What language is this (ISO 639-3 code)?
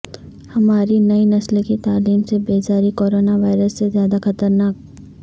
urd